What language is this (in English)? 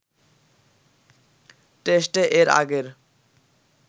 Bangla